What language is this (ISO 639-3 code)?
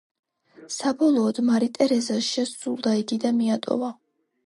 kat